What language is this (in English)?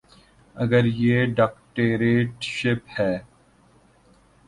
Urdu